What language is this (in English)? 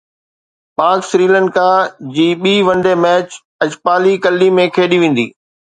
Sindhi